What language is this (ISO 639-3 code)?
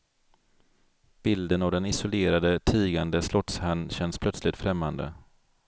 swe